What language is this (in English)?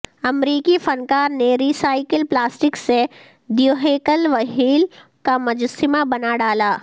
Urdu